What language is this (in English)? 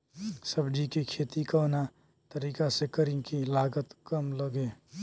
Bhojpuri